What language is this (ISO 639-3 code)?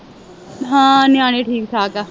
pan